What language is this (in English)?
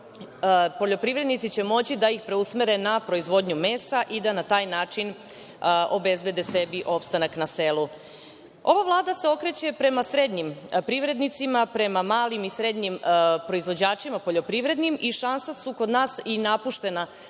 Serbian